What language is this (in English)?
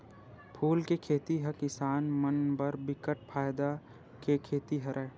Chhattisgarhi